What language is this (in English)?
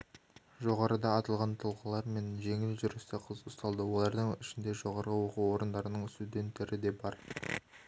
Kazakh